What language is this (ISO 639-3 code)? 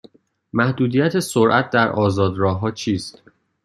fas